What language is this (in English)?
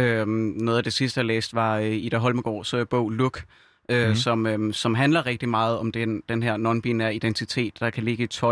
Danish